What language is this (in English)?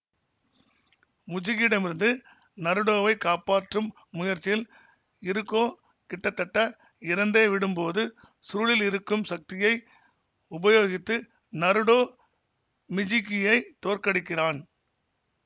Tamil